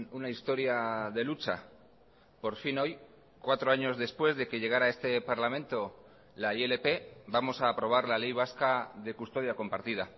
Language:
Spanish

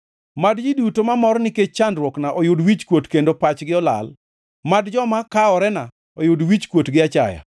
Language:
Luo (Kenya and Tanzania)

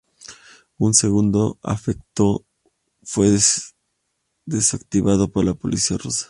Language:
Spanish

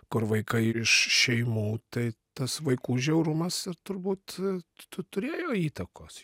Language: Lithuanian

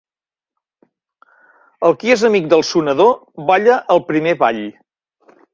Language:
Catalan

